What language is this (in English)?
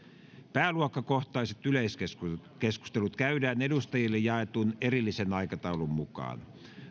Finnish